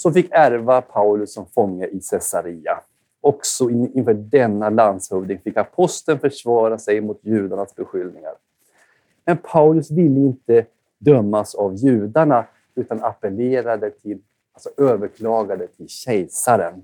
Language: Swedish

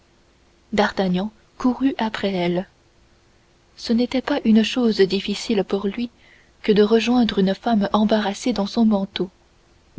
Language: French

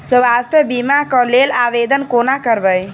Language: Maithili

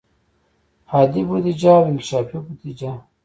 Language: Pashto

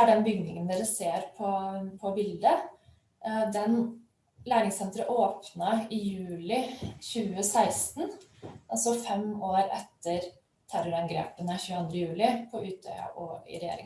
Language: Norwegian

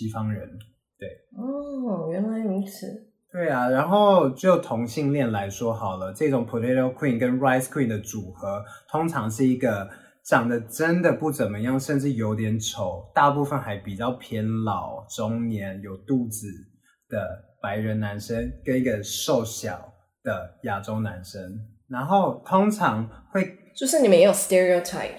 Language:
Chinese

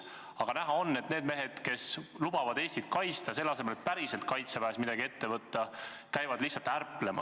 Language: Estonian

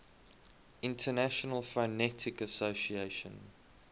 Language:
English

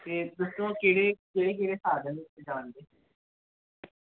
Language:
Dogri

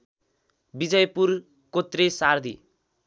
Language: Nepali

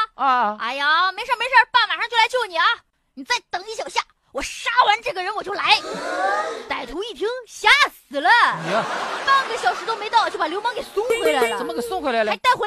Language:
Chinese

